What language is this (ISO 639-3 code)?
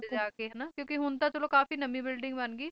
pan